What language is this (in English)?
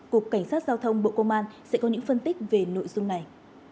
Vietnamese